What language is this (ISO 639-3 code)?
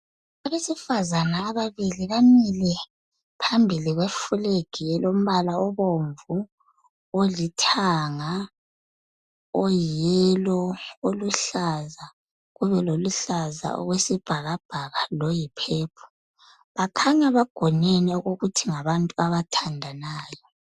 nde